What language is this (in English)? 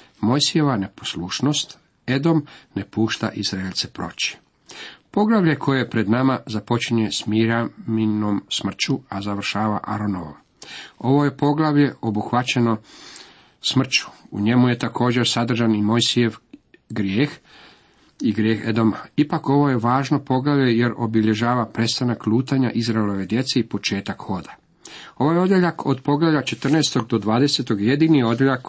Croatian